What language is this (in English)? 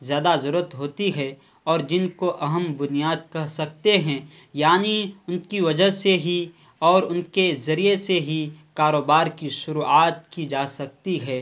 Urdu